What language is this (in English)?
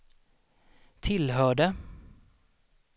Swedish